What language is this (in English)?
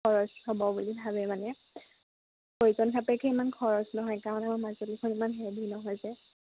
Assamese